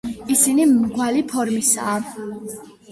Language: Georgian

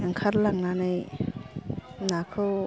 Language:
Bodo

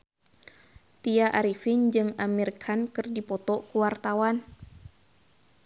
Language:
Sundanese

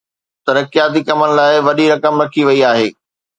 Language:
Sindhi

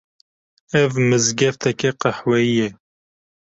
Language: Kurdish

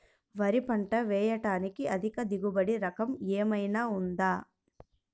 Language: Telugu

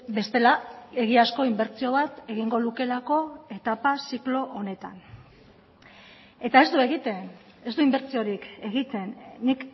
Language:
Basque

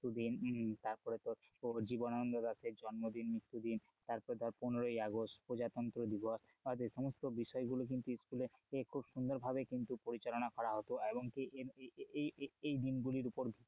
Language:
Bangla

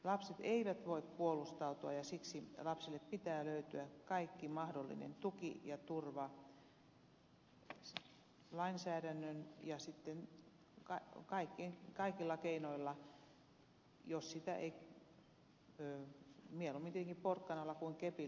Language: Finnish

